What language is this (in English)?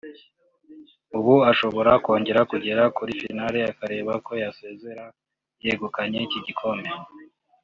Kinyarwanda